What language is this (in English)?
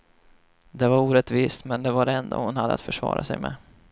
Swedish